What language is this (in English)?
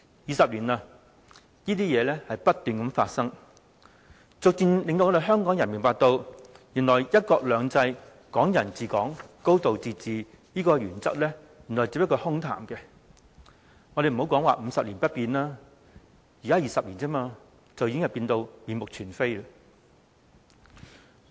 Cantonese